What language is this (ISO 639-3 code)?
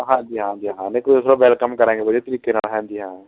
pan